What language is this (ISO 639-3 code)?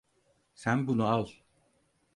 tur